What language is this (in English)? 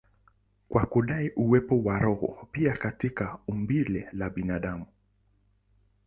Swahili